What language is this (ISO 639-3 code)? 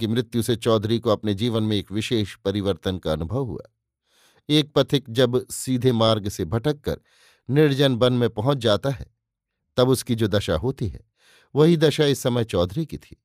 hin